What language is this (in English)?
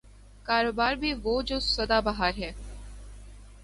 Urdu